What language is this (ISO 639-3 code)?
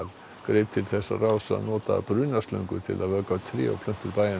isl